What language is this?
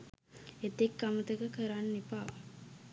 Sinhala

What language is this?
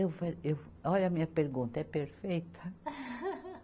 Portuguese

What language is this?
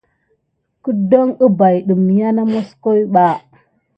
Gidar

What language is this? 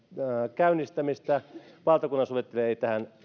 Finnish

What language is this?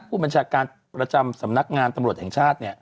Thai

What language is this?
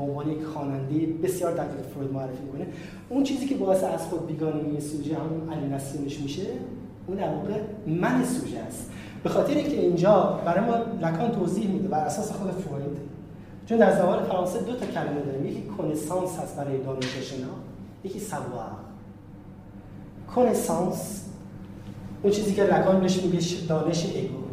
Persian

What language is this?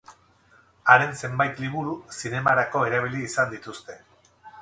Basque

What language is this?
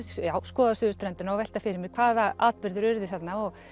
Icelandic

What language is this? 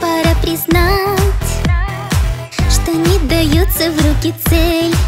Russian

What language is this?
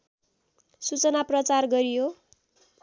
Nepali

